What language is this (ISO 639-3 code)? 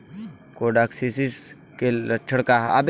bho